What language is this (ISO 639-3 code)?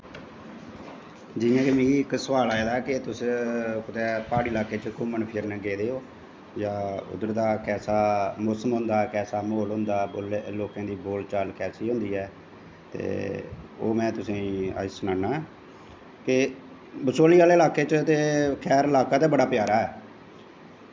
doi